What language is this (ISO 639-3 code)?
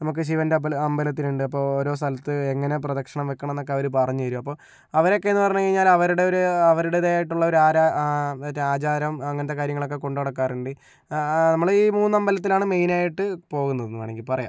mal